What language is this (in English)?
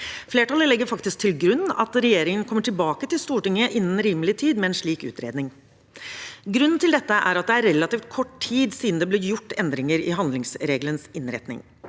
Norwegian